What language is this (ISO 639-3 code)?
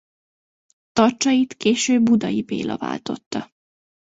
hun